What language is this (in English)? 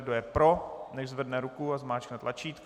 Czech